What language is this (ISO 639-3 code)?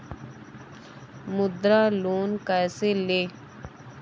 hin